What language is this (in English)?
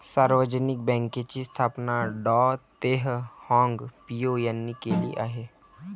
Marathi